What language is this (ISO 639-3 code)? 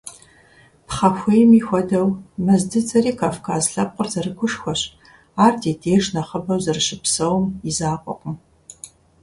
kbd